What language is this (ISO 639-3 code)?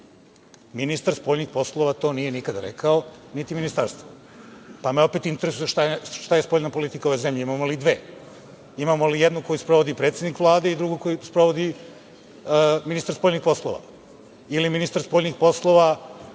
srp